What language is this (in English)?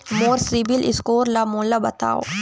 Chhattisgarhi